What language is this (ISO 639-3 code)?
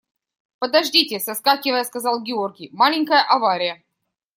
rus